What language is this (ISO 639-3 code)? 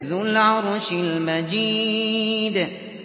ara